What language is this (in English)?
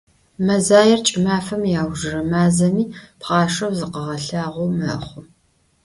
Adyghe